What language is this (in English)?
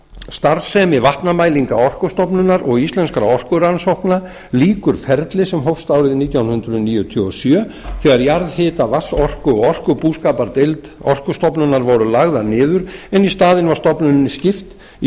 Icelandic